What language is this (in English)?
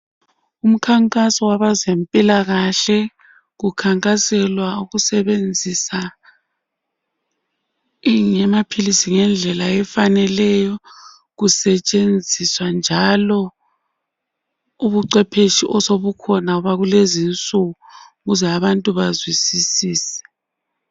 North Ndebele